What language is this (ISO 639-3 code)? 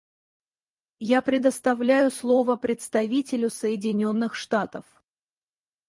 rus